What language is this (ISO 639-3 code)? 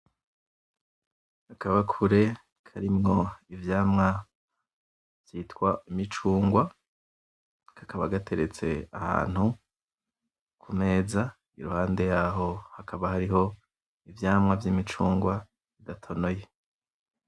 run